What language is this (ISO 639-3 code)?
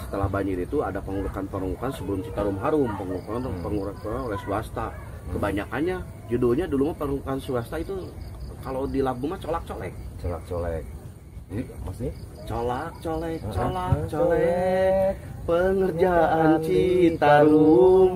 ind